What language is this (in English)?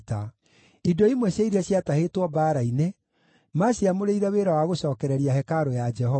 Kikuyu